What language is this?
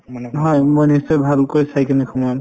Assamese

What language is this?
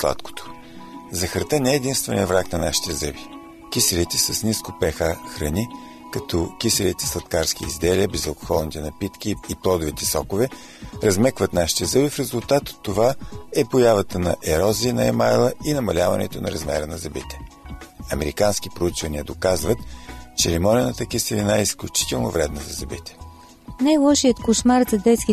Bulgarian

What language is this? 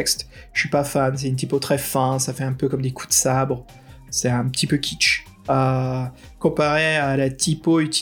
French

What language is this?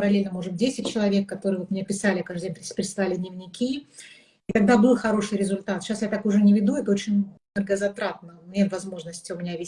Russian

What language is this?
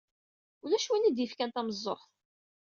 Kabyle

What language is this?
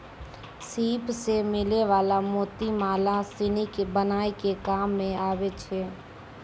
Maithili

